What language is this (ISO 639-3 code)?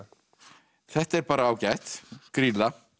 isl